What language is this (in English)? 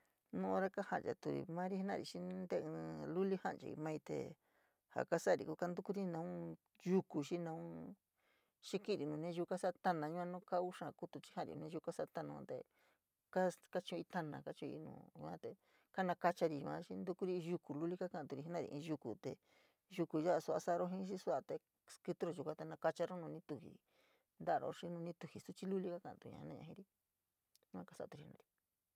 San Miguel El Grande Mixtec